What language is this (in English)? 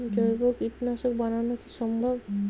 Bangla